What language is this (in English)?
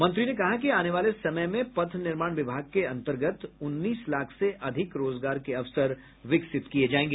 Hindi